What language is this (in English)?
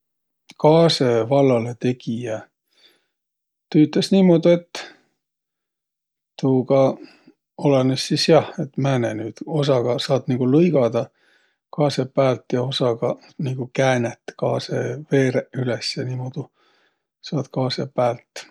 Võro